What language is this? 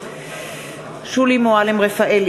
Hebrew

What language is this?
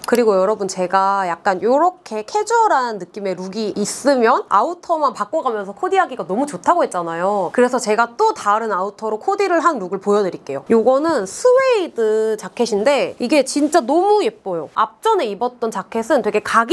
Korean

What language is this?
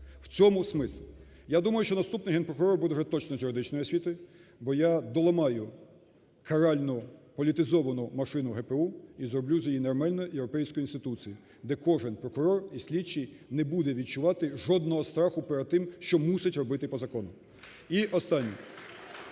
Ukrainian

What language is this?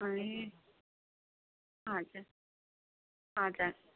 Nepali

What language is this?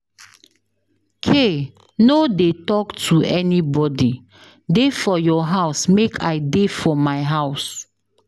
Nigerian Pidgin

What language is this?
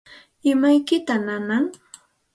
Santa Ana de Tusi Pasco Quechua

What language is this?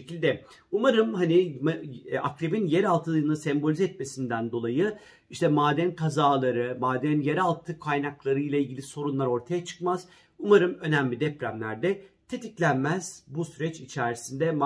Turkish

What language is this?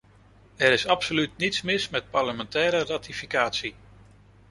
Dutch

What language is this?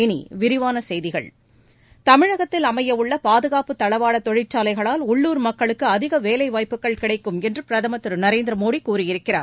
Tamil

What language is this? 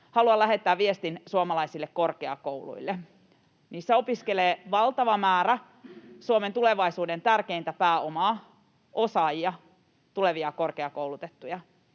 Finnish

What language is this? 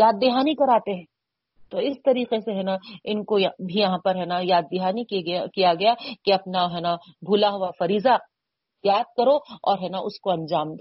Urdu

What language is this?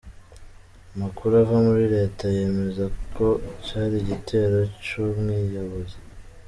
Kinyarwanda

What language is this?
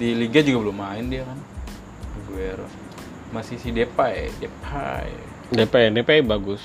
Indonesian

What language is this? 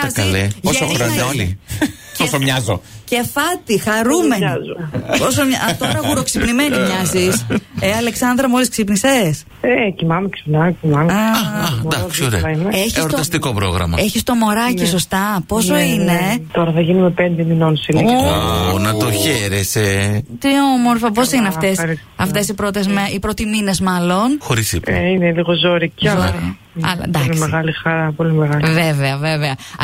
Greek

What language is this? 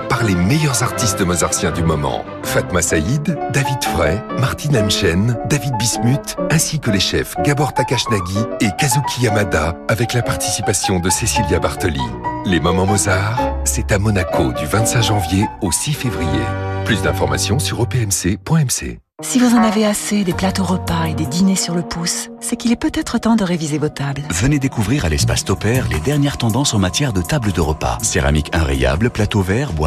French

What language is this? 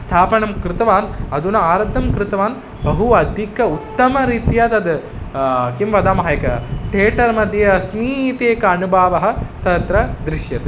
Sanskrit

